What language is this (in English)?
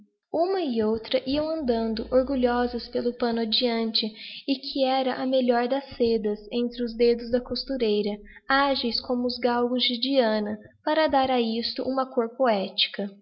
Portuguese